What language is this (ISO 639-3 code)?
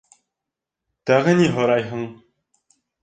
bak